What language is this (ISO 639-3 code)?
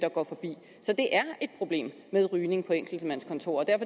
dan